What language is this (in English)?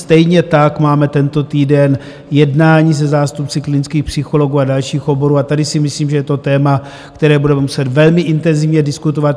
Czech